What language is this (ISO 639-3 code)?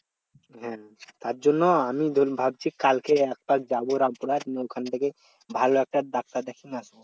ben